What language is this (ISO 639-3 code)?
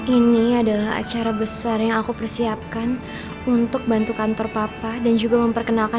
ind